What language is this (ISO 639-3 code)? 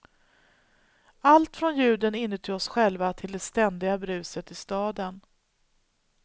swe